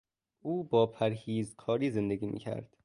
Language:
Persian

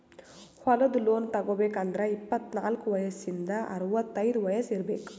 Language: Kannada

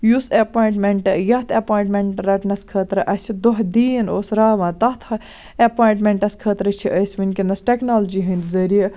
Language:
Kashmiri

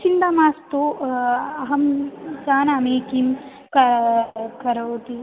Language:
Sanskrit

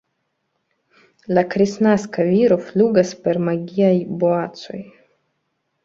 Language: Esperanto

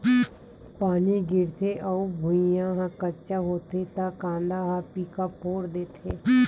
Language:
Chhattisgarhi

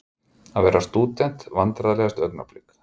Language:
Icelandic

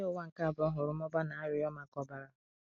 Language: Igbo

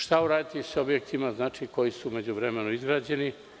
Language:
Serbian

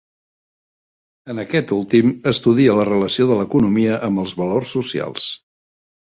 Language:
Catalan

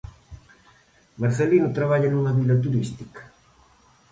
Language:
Galician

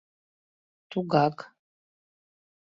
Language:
Mari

